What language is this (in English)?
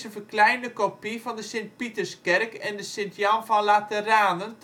Dutch